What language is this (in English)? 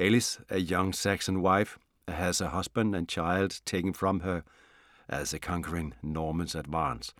Danish